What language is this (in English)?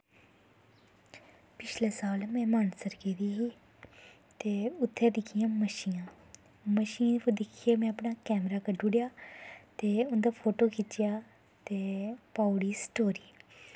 Dogri